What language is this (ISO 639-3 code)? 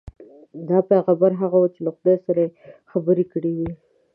pus